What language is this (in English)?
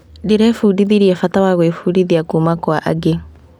Kikuyu